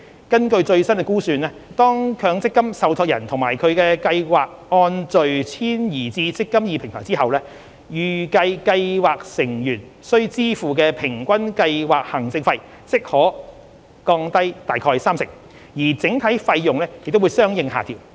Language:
Cantonese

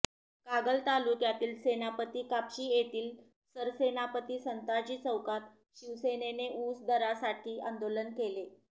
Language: Marathi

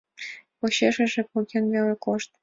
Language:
Mari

